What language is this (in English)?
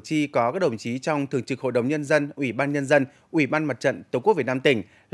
Vietnamese